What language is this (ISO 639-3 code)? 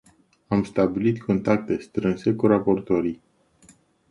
ron